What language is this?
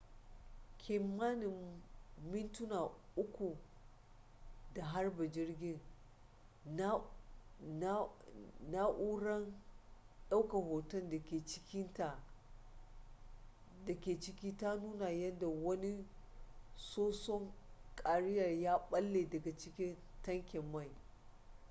Hausa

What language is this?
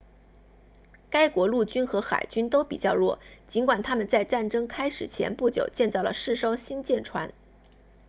Chinese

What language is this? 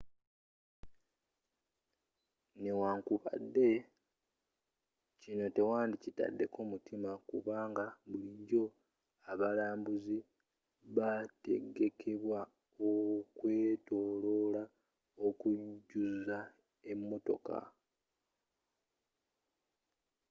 Ganda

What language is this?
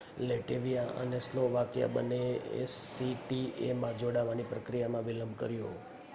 Gujarati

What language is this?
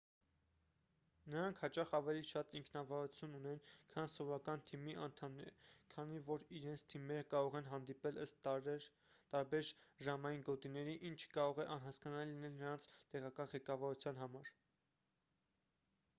Armenian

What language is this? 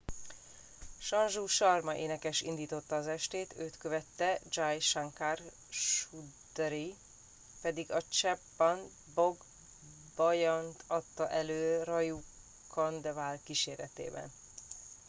Hungarian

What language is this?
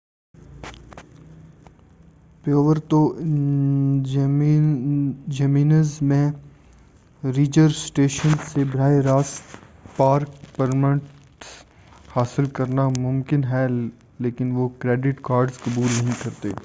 Urdu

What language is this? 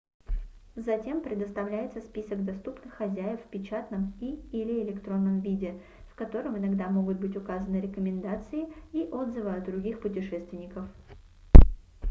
Russian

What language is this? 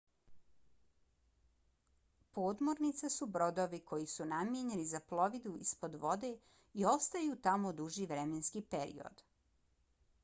Bosnian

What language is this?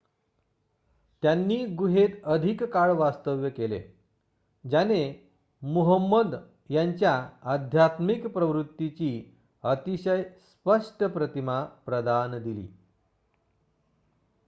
Marathi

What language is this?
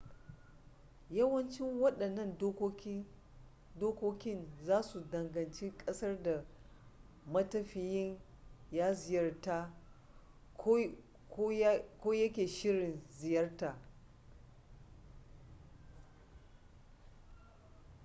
Hausa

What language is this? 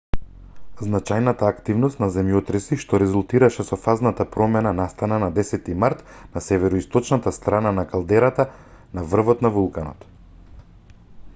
Macedonian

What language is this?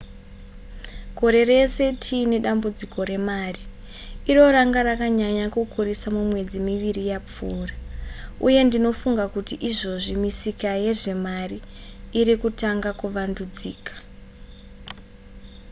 Shona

